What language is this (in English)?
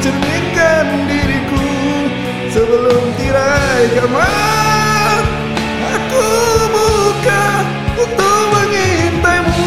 Malay